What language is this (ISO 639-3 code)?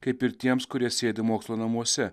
lit